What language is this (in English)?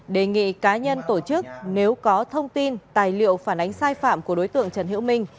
Vietnamese